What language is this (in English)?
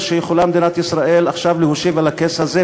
Hebrew